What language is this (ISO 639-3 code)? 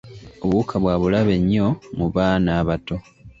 lug